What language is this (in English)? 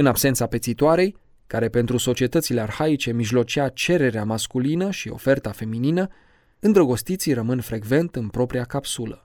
Romanian